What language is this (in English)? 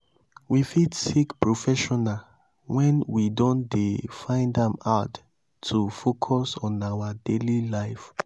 Nigerian Pidgin